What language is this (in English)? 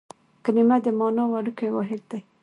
Pashto